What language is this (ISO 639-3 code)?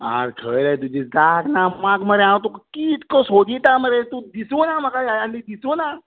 kok